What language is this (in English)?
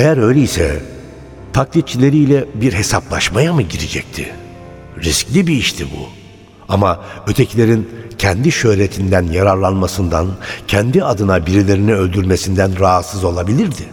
Turkish